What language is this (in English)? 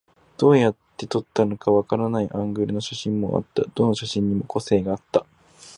Japanese